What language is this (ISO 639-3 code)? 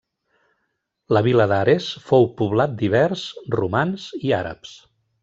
cat